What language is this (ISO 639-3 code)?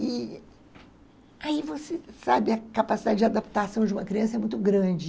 por